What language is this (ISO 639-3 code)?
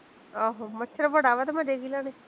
pan